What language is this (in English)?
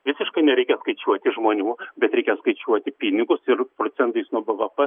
Lithuanian